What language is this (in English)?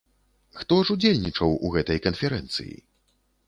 Belarusian